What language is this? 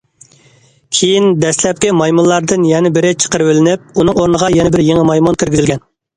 Uyghur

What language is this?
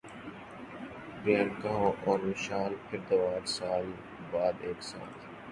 Urdu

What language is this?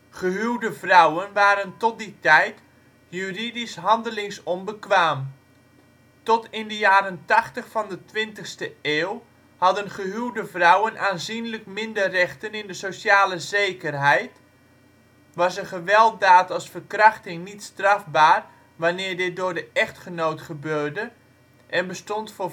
Dutch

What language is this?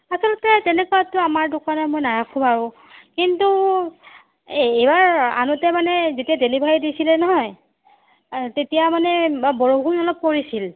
Assamese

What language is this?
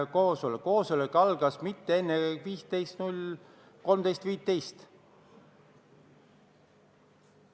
Estonian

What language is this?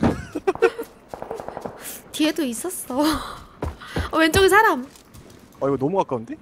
Korean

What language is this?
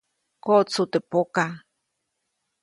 Copainalá Zoque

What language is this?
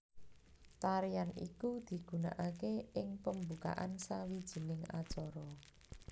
Javanese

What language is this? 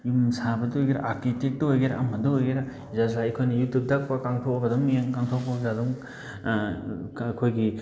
Manipuri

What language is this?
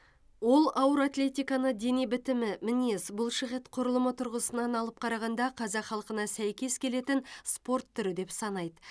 Kazakh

